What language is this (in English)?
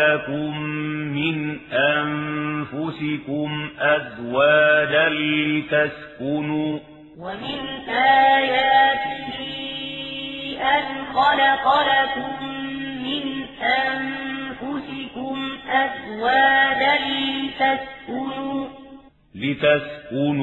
Arabic